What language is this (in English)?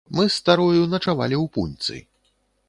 Belarusian